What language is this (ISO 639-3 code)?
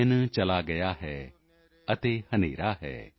pan